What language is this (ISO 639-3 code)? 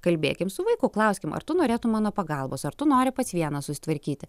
lit